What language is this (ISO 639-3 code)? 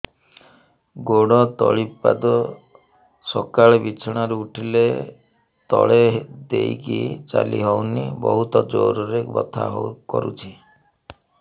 ori